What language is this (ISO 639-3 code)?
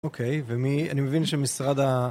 heb